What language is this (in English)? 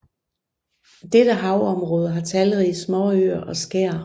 Danish